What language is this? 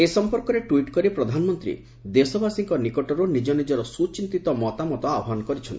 Odia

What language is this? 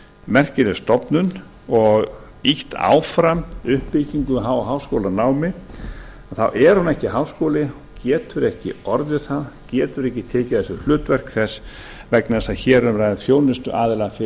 Icelandic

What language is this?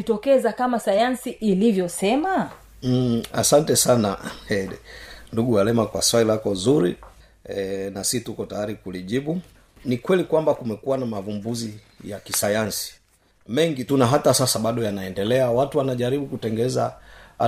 Swahili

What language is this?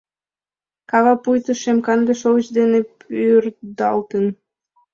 Mari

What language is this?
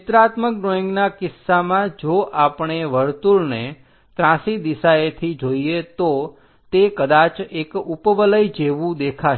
Gujarati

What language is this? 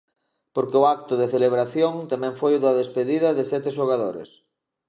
Galician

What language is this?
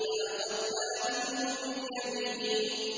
Arabic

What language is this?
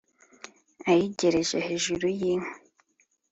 Kinyarwanda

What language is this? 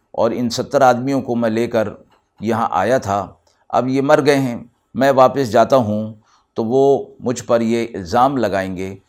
Urdu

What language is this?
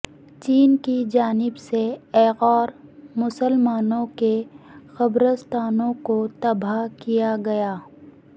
Urdu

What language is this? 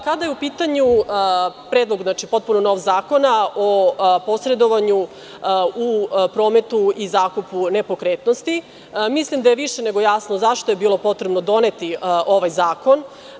Serbian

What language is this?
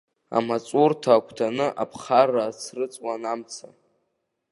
Abkhazian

